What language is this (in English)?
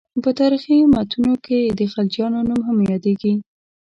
Pashto